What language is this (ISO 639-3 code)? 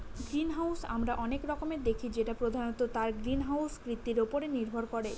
ben